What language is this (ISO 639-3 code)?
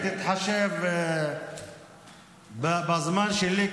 heb